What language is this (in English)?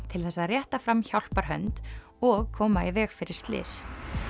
Icelandic